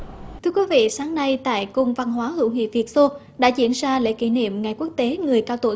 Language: Vietnamese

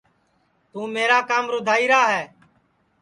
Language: Sansi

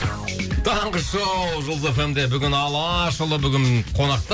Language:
Kazakh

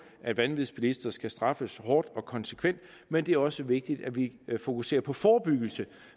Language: Danish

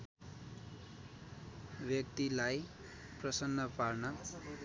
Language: Nepali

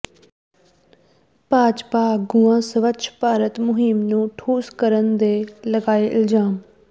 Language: Punjabi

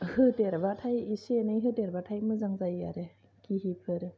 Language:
Bodo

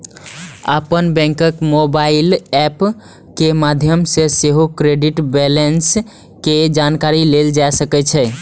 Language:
Maithili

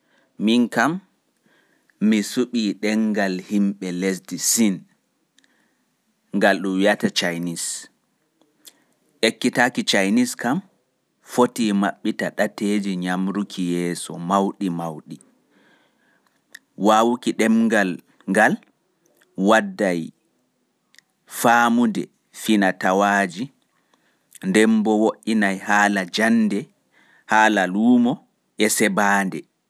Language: Fula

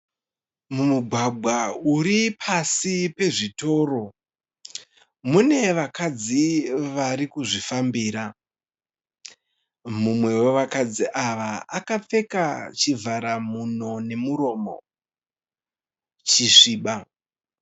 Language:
Shona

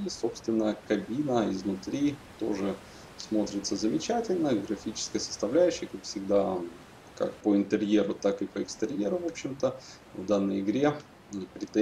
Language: Russian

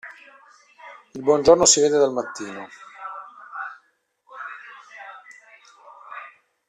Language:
Italian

